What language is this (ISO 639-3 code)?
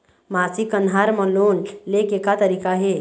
hne